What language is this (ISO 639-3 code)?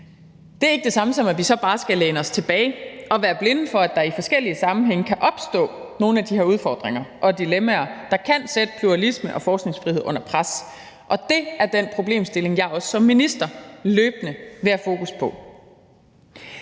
dan